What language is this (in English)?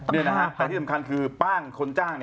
Thai